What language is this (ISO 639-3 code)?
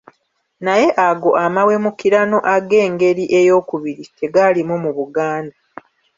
lug